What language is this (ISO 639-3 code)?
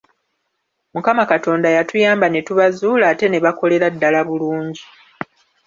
lug